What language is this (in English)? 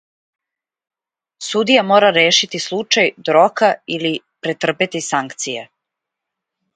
Serbian